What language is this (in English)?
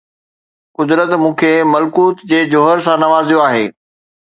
Sindhi